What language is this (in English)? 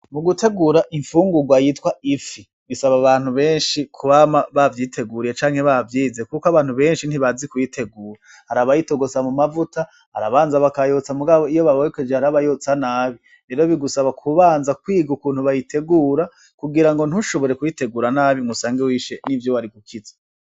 Rundi